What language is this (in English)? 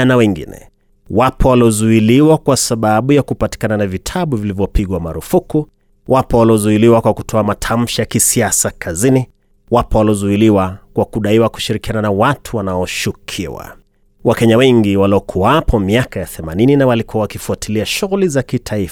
Swahili